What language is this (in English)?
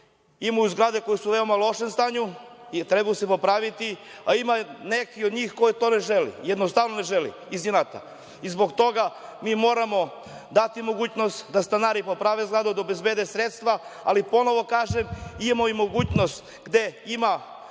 Serbian